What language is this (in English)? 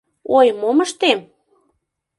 Mari